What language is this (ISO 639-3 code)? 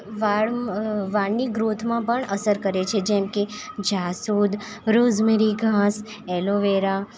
guj